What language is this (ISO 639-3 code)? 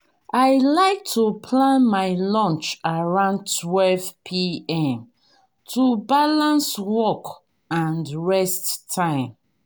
pcm